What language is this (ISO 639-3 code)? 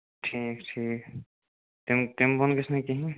kas